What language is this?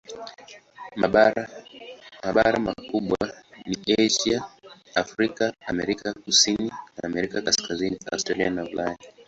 Swahili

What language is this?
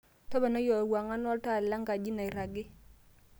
Masai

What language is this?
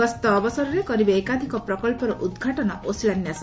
Odia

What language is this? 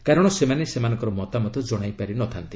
Odia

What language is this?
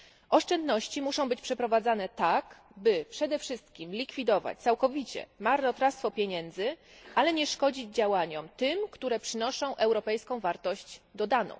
Polish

